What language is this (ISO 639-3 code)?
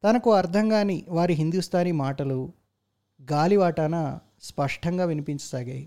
tel